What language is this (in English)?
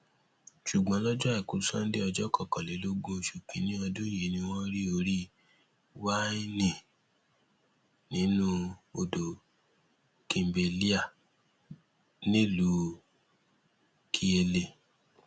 Yoruba